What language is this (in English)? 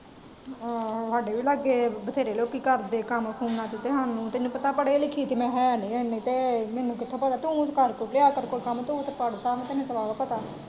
Punjabi